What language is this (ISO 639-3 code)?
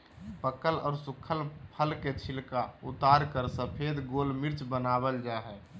mag